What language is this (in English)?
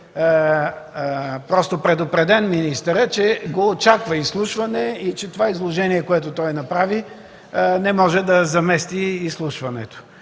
Bulgarian